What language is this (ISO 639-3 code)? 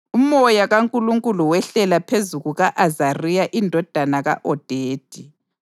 nde